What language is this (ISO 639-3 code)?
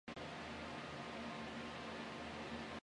zho